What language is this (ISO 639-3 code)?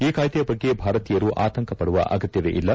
kan